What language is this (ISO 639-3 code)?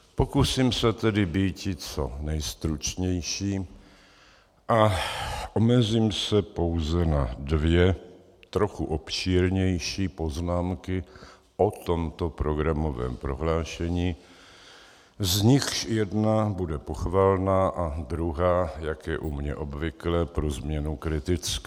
ces